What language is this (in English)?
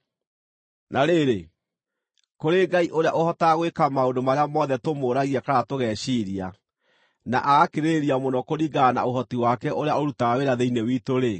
Kikuyu